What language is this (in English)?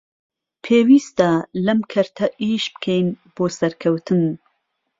Central Kurdish